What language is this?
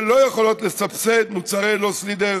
Hebrew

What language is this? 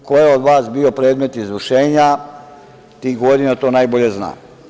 Serbian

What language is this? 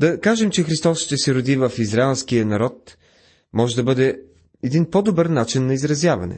Bulgarian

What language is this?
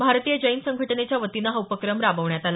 Marathi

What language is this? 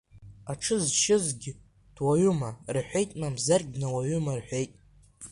Abkhazian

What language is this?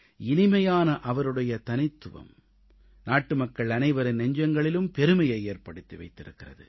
Tamil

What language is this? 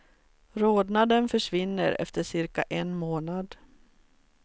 Swedish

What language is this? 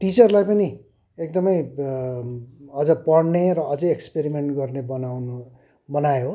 Nepali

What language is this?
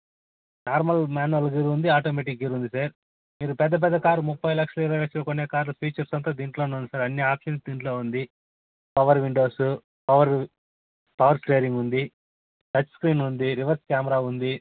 Telugu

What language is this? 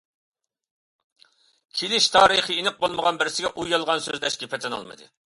Uyghur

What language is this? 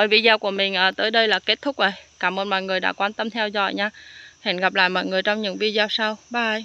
Vietnamese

